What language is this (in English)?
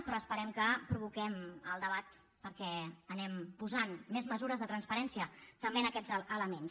Catalan